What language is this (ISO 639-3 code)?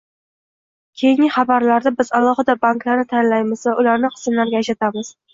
uzb